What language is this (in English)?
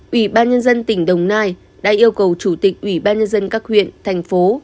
Vietnamese